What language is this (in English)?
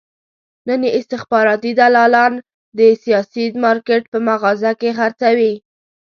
Pashto